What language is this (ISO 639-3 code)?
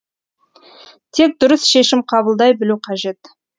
kaz